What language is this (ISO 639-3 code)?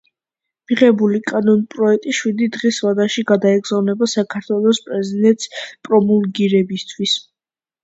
kat